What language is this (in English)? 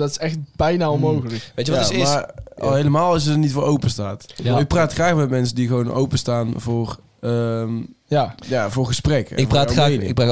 Dutch